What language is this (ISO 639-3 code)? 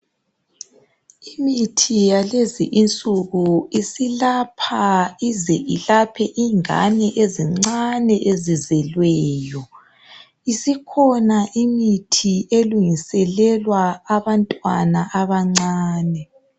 nde